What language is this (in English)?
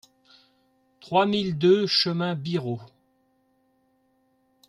French